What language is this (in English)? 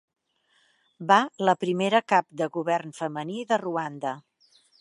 Catalan